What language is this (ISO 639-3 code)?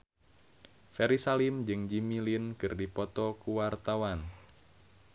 sun